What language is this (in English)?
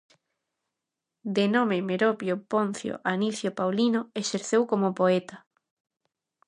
Galician